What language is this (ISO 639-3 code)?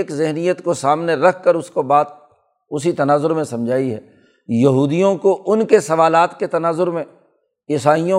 urd